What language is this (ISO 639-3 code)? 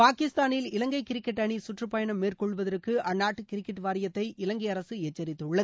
tam